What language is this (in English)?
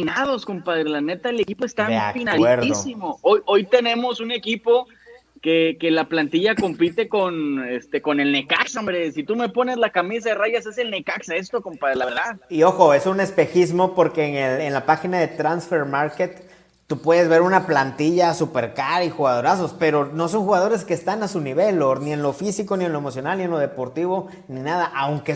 Spanish